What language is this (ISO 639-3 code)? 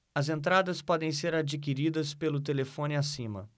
por